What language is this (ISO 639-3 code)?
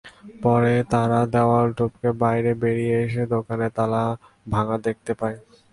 ben